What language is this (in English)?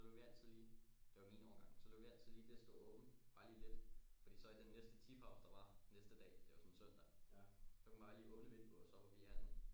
Danish